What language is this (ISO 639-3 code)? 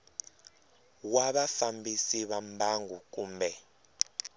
tso